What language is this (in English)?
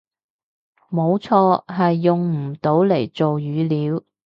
Cantonese